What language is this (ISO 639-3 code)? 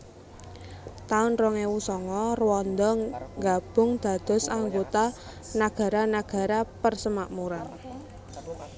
jav